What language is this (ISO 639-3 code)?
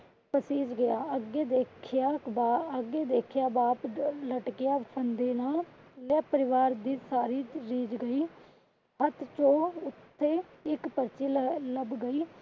pan